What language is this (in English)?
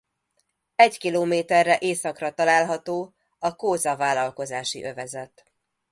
Hungarian